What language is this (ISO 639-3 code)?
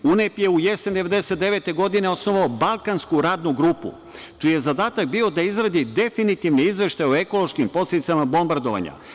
srp